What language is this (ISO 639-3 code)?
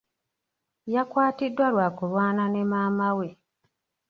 lug